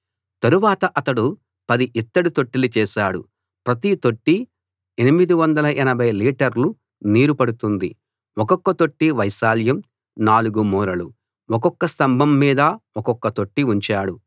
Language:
Telugu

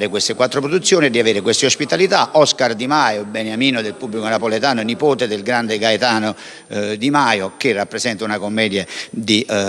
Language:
Italian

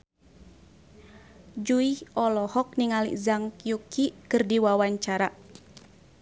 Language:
Sundanese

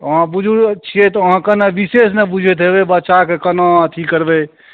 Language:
Maithili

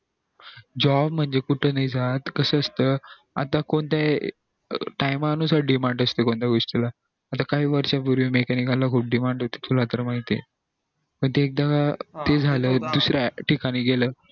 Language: Marathi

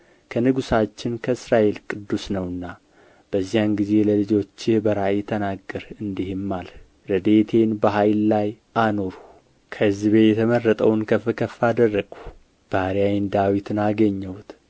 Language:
Amharic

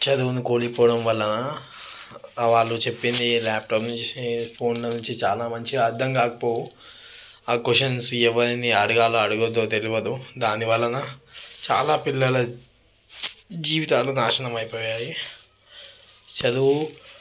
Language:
Telugu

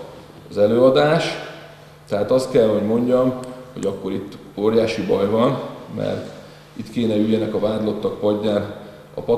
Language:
Hungarian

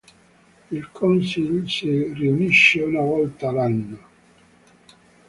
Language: Italian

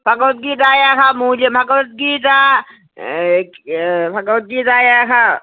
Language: Sanskrit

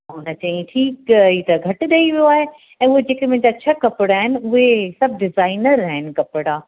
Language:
Sindhi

